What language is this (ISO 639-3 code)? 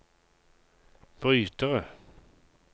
nor